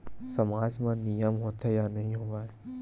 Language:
Chhattisgarhi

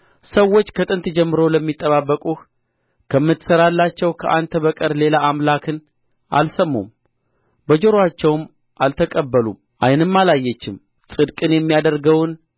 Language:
Amharic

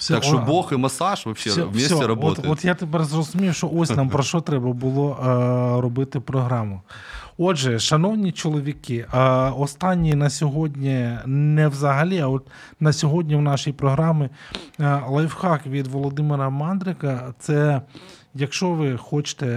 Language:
Ukrainian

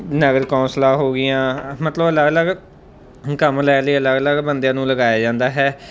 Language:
Punjabi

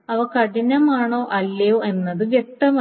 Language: Malayalam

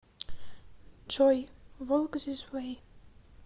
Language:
Russian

